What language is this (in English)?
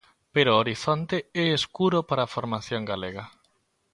Galician